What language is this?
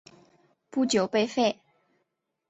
Chinese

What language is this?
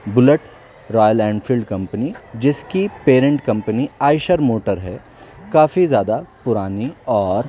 Urdu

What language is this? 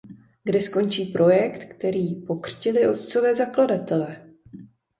Czech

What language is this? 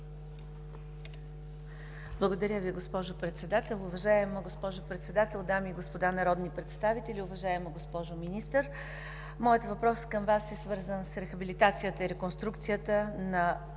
Bulgarian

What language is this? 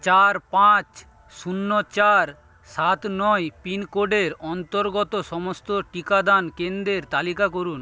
Bangla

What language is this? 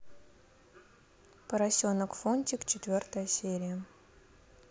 Russian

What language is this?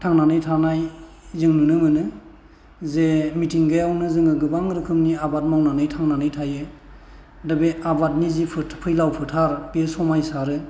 Bodo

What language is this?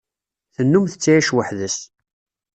Kabyle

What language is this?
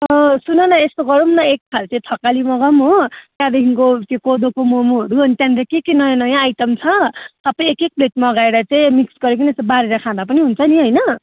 Nepali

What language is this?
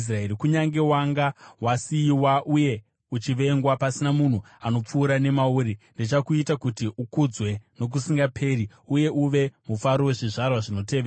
Shona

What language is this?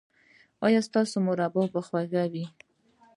Pashto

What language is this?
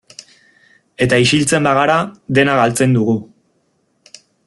Basque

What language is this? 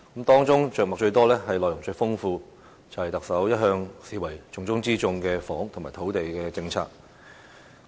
Cantonese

